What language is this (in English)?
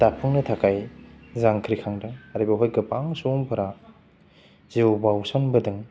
Bodo